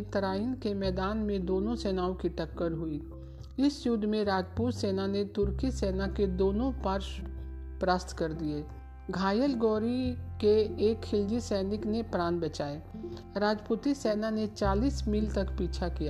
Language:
Hindi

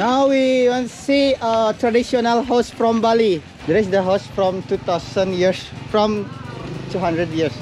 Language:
Romanian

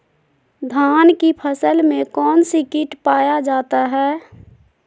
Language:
Magahi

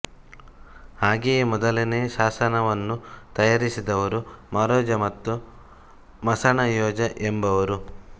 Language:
Kannada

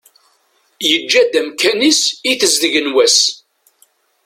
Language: Kabyle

